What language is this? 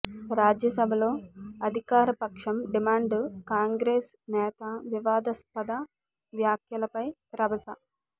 Telugu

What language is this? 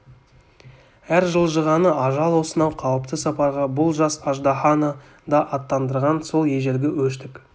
Kazakh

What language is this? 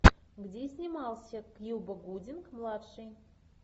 Russian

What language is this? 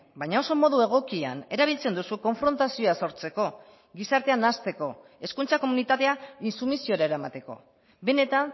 Basque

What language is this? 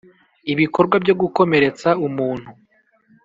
Kinyarwanda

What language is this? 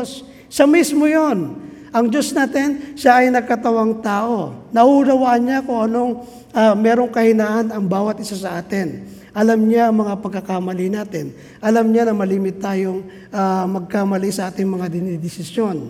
Filipino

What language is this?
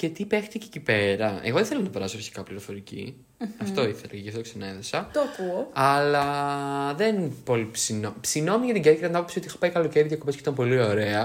Greek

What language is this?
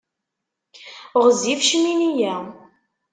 Kabyle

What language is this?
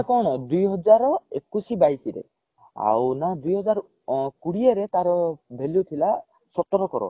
Odia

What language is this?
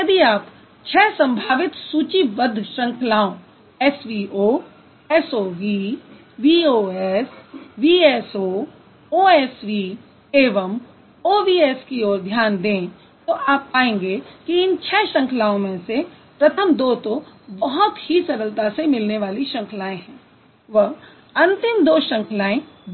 Hindi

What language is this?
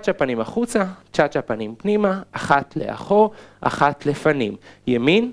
Hebrew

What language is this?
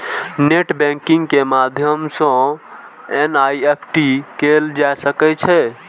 Maithili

